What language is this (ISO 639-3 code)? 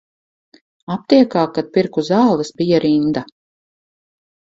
lav